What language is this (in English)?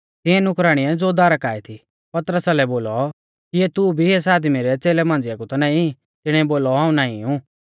Mahasu Pahari